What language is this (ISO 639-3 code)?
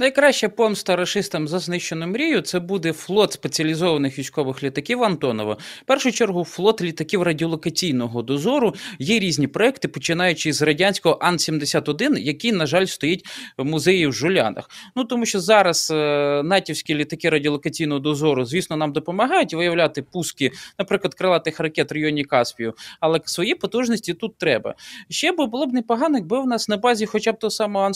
ukr